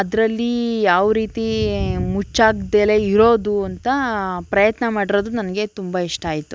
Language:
Kannada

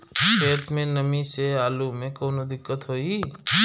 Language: Bhojpuri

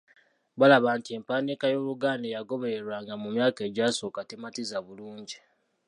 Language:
Ganda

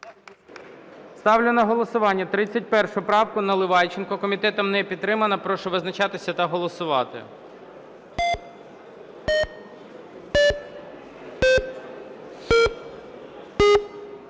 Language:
Ukrainian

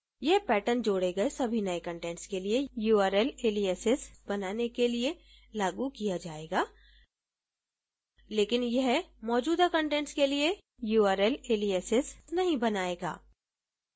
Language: Hindi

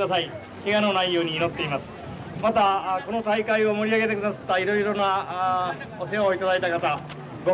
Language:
Japanese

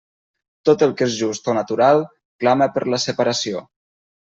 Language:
Catalan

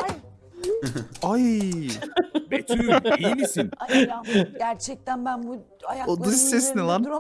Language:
Turkish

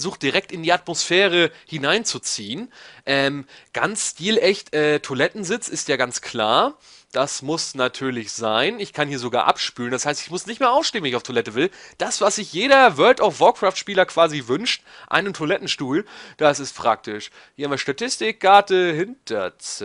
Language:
German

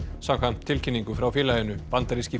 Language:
Icelandic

